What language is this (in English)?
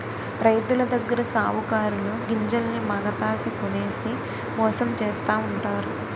Telugu